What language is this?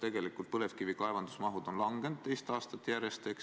Estonian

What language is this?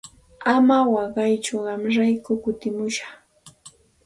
Santa Ana de Tusi Pasco Quechua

